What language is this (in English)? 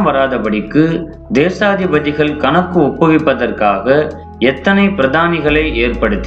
Hindi